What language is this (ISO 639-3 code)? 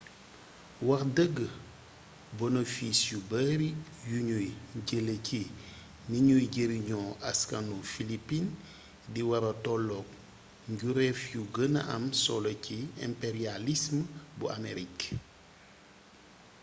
wol